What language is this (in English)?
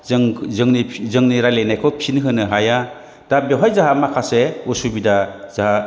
Bodo